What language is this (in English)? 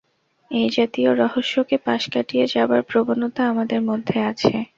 Bangla